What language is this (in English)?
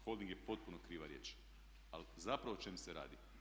Croatian